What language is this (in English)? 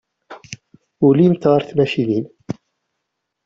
Kabyle